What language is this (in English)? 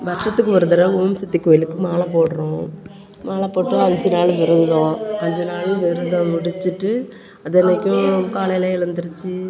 Tamil